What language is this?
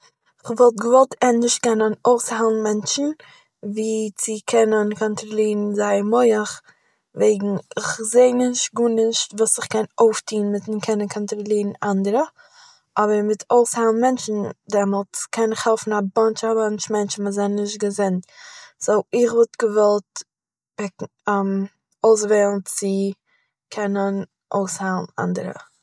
Yiddish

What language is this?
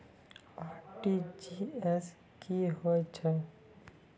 Maithili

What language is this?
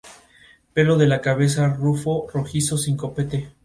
Spanish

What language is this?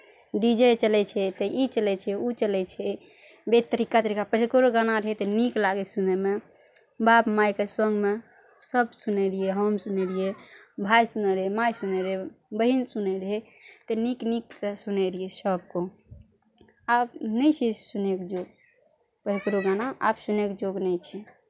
Maithili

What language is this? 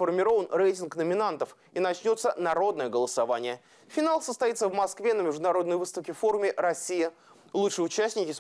Russian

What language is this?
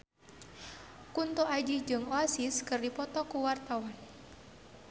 Sundanese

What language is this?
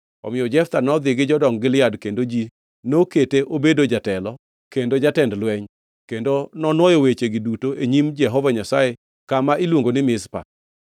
Luo (Kenya and Tanzania)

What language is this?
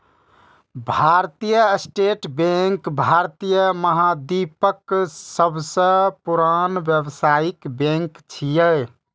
Maithili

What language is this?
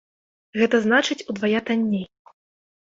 Belarusian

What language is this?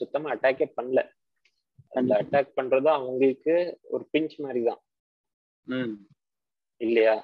Tamil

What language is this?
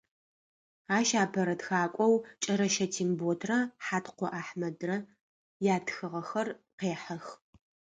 Adyghe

